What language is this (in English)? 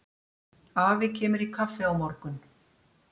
Icelandic